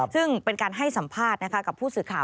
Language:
Thai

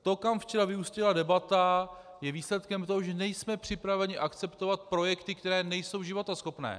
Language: Czech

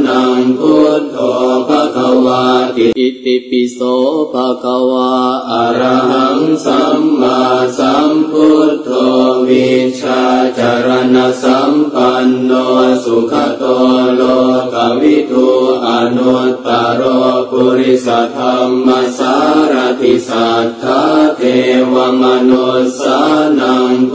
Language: Indonesian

